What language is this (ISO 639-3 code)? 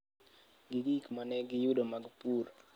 luo